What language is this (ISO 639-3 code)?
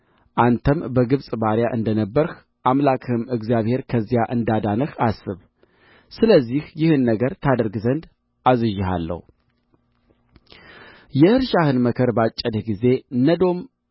amh